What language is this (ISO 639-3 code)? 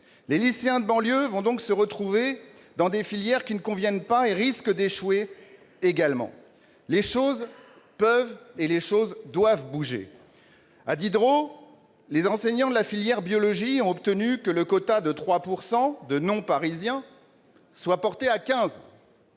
fra